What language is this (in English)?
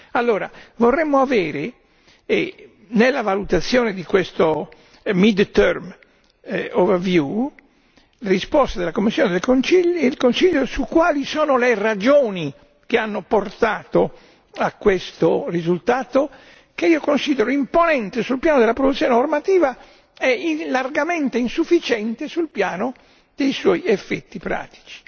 Italian